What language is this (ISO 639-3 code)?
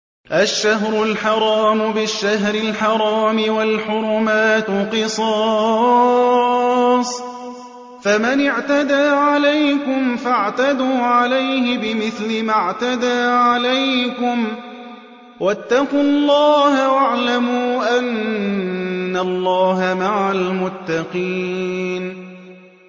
ara